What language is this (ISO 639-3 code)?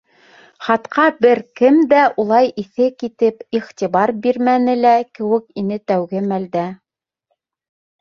bak